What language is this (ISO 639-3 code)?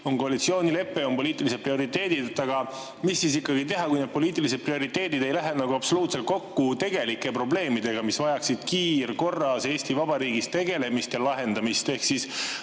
est